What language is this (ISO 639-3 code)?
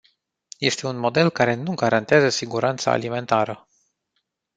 ron